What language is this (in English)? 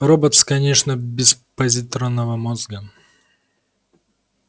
Russian